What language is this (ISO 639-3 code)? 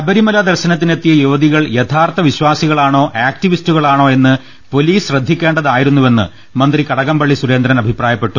mal